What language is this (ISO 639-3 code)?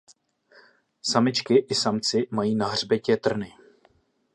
ces